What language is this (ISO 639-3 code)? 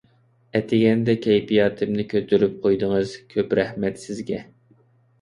uig